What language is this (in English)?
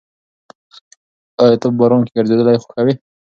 Pashto